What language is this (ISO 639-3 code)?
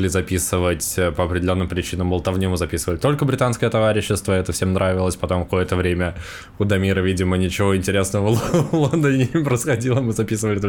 rus